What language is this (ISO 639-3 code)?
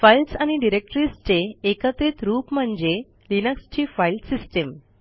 mar